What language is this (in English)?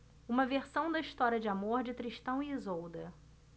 Portuguese